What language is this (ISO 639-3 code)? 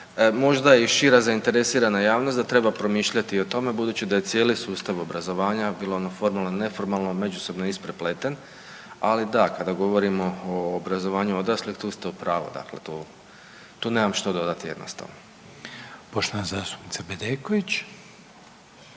hrv